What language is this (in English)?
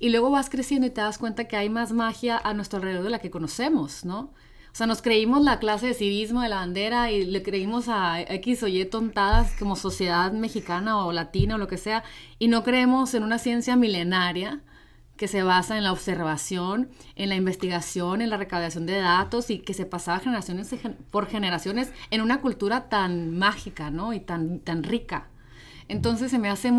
Spanish